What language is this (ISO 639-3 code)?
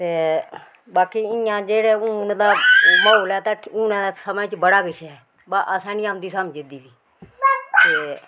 doi